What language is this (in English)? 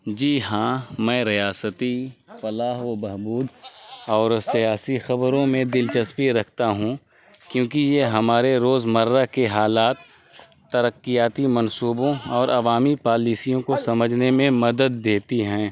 Urdu